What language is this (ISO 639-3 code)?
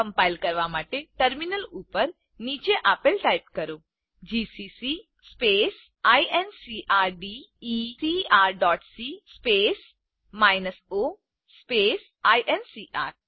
guj